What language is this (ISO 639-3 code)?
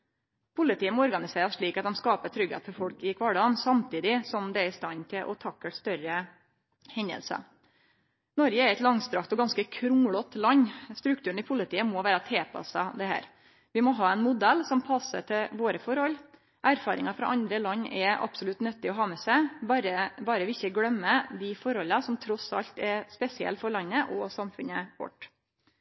nno